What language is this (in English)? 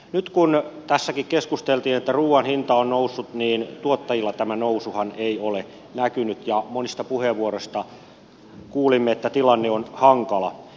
Finnish